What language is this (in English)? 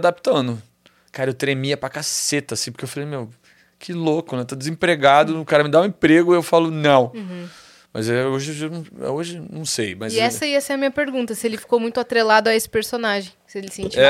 Portuguese